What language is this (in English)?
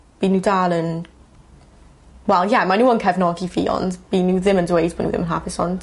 Welsh